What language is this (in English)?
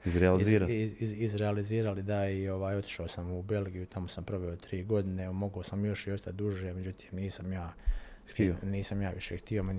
Croatian